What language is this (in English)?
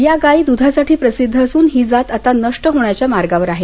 Marathi